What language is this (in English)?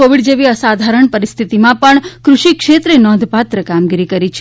Gujarati